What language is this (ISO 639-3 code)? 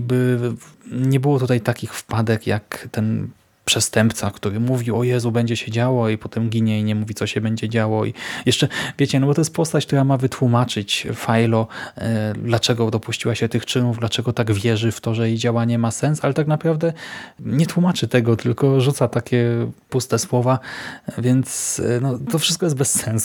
pol